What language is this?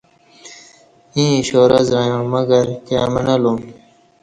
Kati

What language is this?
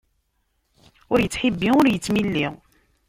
Kabyle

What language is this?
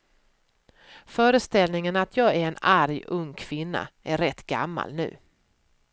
Swedish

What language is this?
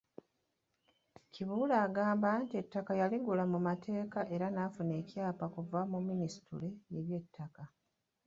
Ganda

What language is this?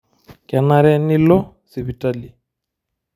Masai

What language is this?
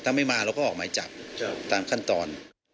Thai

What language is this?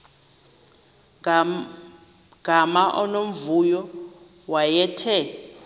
Xhosa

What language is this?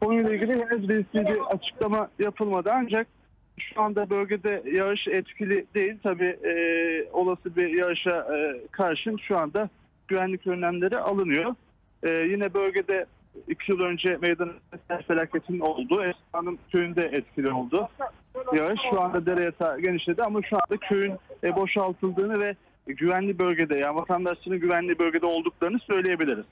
Turkish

